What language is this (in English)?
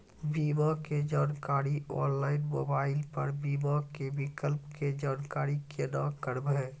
Maithili